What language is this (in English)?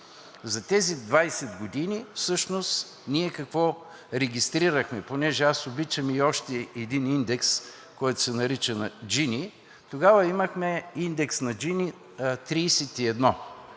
Bulgarian